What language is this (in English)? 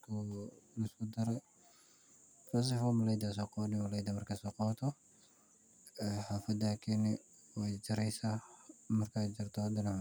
Somali